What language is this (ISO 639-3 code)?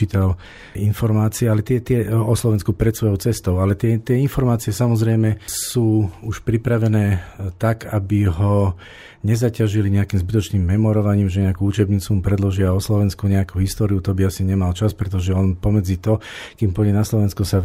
slk